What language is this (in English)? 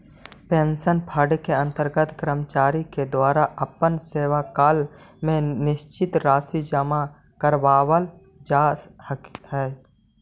Magahi